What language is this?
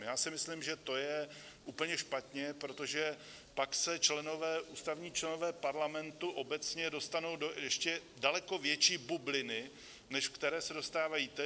Czech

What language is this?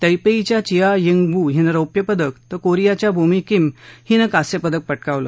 Marathi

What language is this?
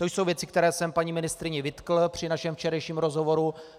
Czech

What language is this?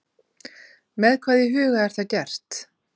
Icelandic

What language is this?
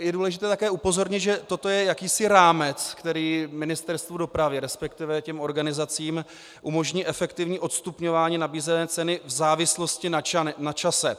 Czech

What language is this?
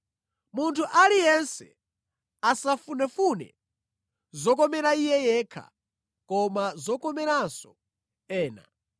Nyanja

